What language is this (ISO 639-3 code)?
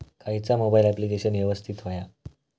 mar